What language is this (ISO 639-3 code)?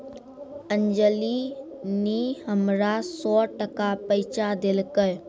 mai